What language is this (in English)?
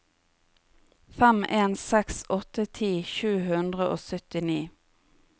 Norwegian